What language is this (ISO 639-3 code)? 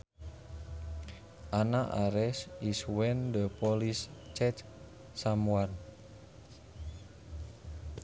sun